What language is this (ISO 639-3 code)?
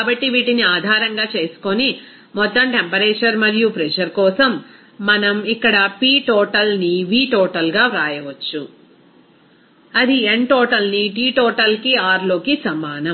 tel